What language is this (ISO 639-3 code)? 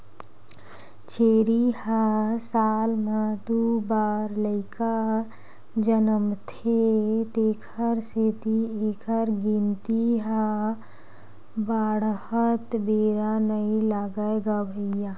hne